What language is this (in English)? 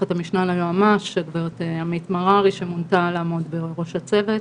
Hebrew